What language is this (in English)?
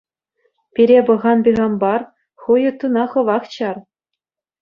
Chuvash